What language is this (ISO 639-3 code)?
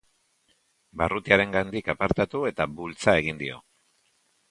eus